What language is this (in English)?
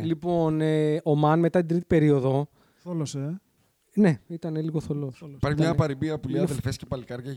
Greek